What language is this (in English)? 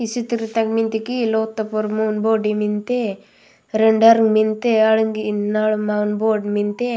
Gondi